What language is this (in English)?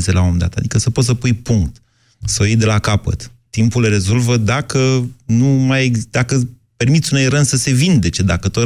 Romanian